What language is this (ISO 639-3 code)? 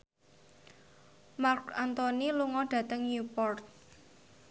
jav